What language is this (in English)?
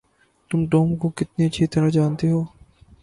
Urdu